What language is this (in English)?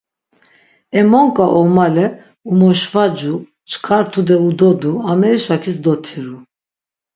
Laz